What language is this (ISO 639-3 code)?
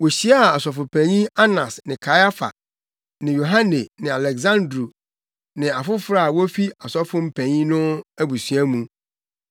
aka